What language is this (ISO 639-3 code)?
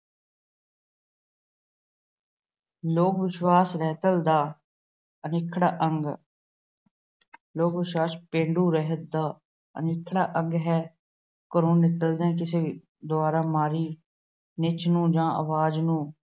pan